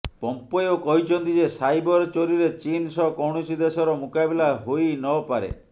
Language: Odia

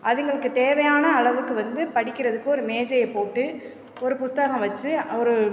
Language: Tamil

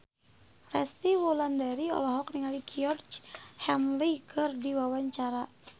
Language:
Sundanese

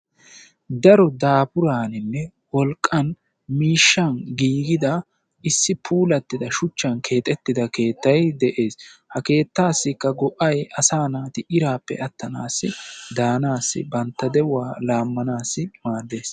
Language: Wolaytta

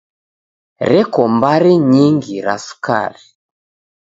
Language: Taita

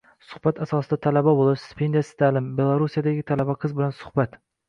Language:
Uzbek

